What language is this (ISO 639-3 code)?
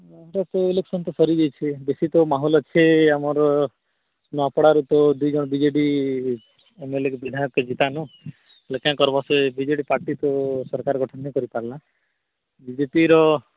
ori